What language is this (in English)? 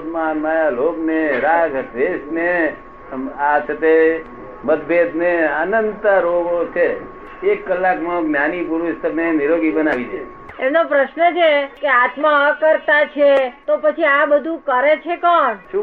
Gujarati